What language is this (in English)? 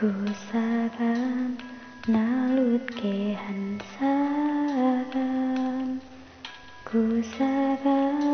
Indonesian